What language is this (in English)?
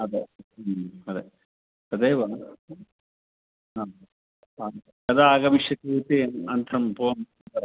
Sanskrit